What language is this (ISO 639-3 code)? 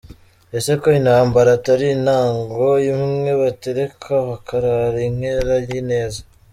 kin